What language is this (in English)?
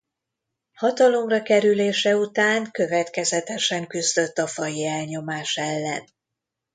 Hungarian